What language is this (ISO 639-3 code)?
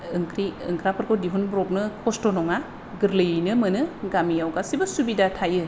brx